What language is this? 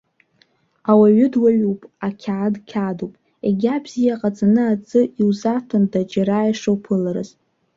Abkhazian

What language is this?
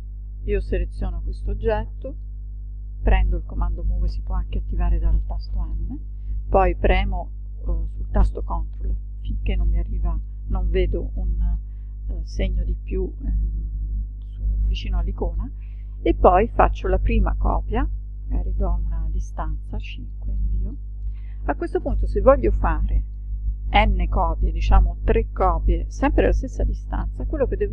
Italian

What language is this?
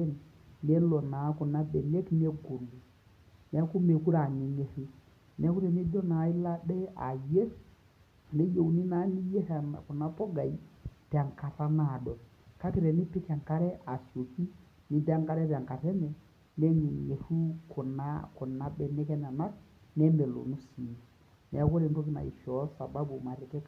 Masai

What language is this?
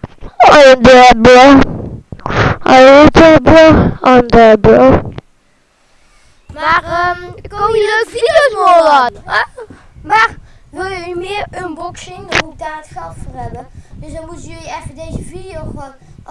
Dutch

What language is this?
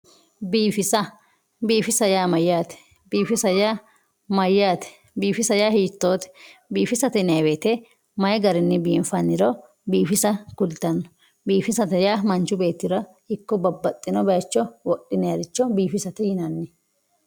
Sidamo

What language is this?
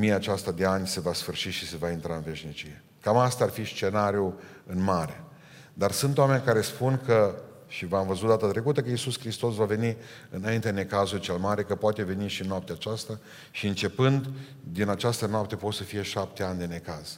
Romanian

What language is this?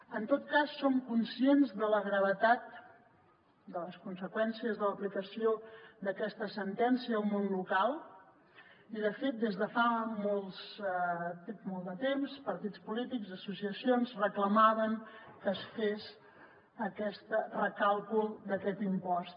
Catalan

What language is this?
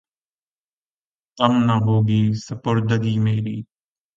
Urdu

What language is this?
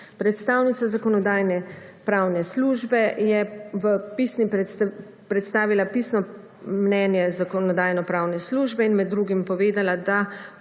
Slovenian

